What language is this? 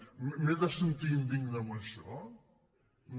Catalan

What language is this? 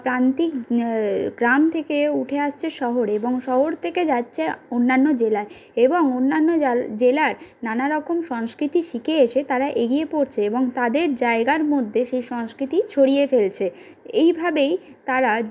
Bangla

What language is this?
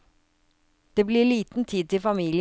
Norwegian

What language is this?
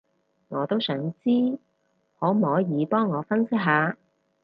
Cantonese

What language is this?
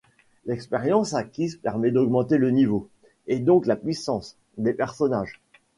French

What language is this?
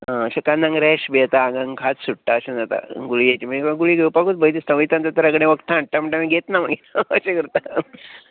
Konkani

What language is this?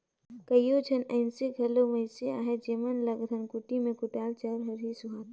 Chhattisgarhi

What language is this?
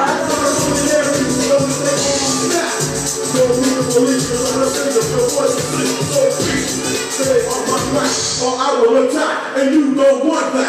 Romanian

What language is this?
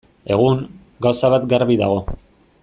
Basque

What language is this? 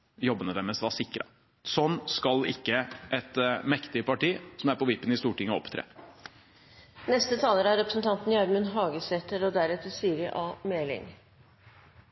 Norwegian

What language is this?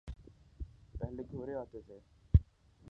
Urdu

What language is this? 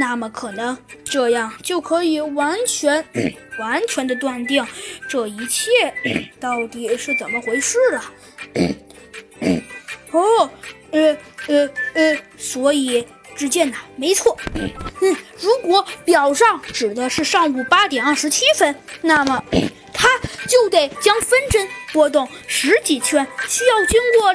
Chinese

